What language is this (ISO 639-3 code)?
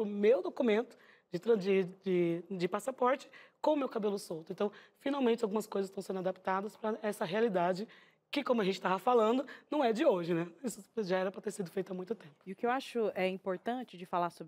por